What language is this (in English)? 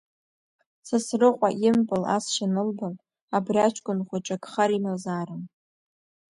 Abkhazian